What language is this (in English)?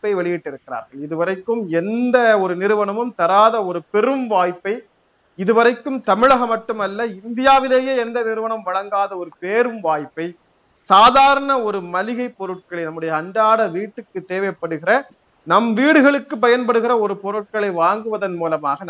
Tamil